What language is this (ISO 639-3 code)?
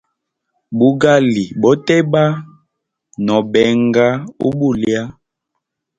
hem